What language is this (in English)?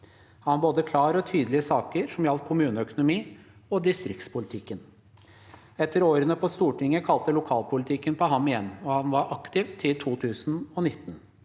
Norwegian